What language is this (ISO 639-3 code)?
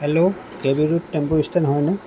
asm